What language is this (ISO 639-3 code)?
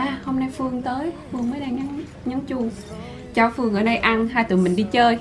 vie